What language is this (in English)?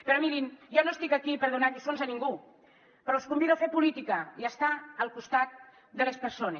Catalan